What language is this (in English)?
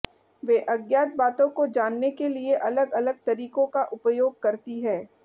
Hindi